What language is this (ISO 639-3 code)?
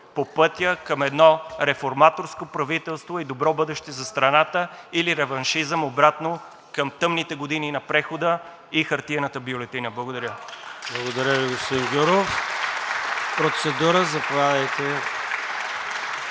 bul